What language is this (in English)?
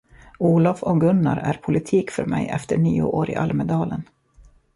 Swedish